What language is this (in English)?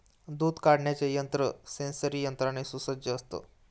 Marathi